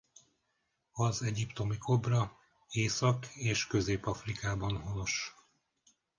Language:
Hungarian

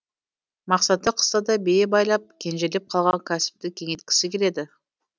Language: Kazakh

